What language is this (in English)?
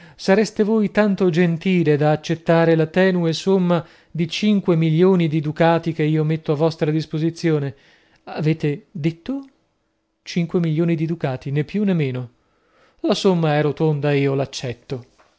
Italian